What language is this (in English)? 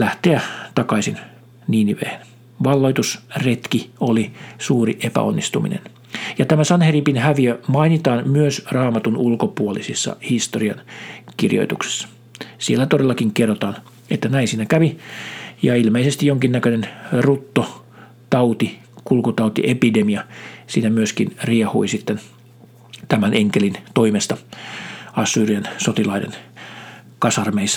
Finnish